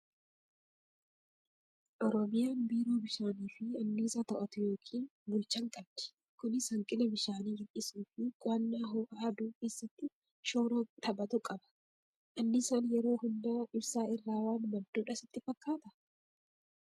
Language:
Oromo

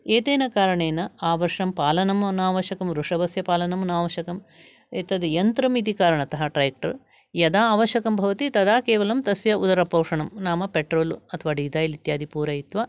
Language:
Sanskrit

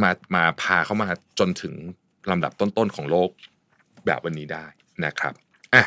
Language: Thai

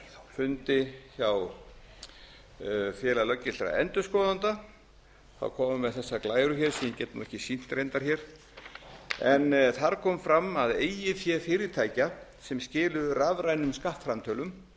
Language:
Icelandic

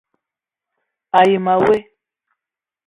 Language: Eton (Cameroon)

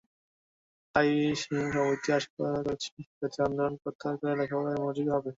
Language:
Bangla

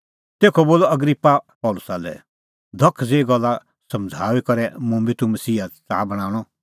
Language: Kullu Pahari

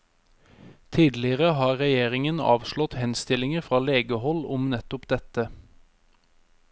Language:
Norwegian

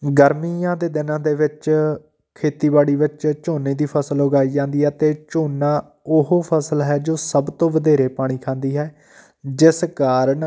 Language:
Punjabi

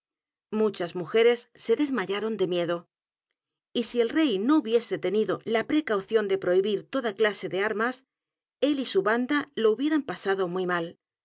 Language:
Spanish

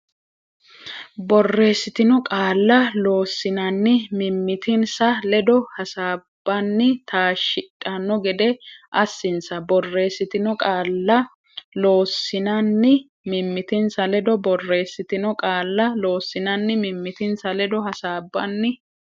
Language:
Sidamo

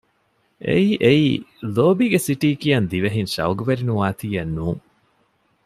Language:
Divehi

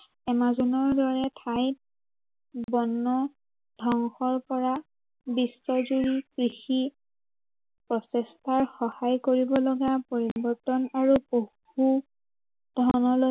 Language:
Assamese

